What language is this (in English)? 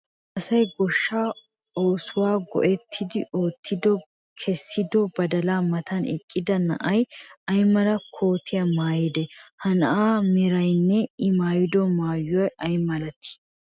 Wolaytta